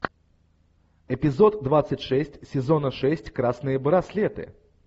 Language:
Russian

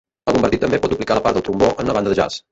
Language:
Catalan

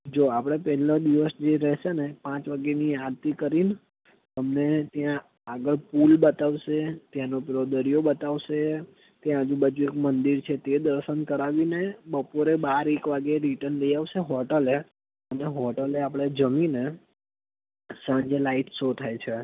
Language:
Gujarati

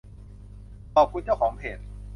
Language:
Thai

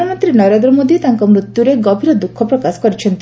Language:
Odia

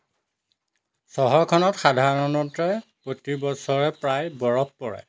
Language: Assamese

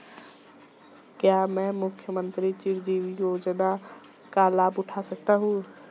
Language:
Hindi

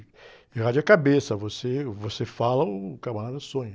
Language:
Portuguese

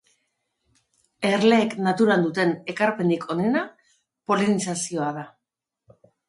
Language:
Basque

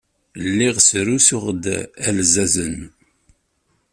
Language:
Kabyle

